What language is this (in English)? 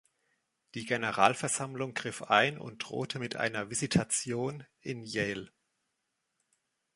German